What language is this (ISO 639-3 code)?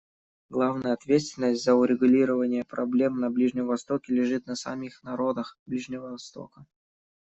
rus